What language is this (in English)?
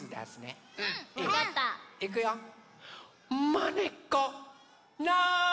Japanese